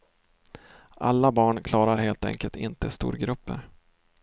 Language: Swedish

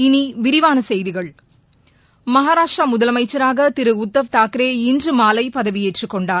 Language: Tamil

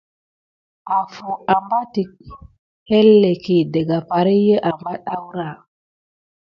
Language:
Gidar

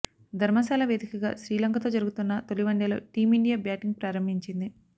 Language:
Telugu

